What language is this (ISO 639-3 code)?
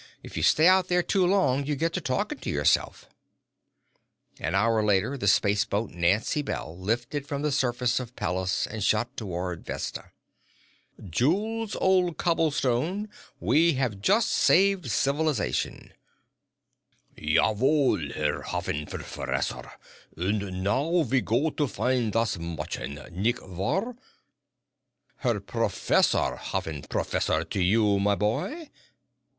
eng